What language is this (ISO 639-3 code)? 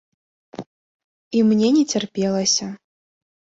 bel